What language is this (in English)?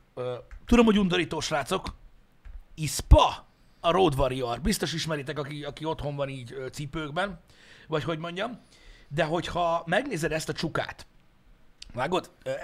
Hungarian